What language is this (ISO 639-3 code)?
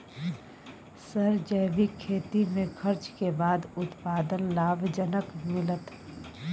mai